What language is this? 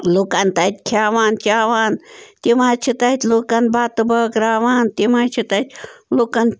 Kashmiri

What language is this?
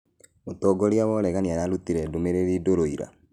Kikuyu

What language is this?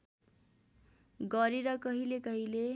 Nepali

